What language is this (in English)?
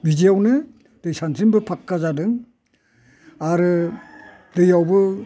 Bodo